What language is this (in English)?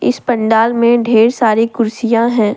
Hindi